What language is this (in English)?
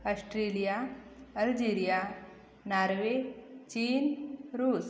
Hindi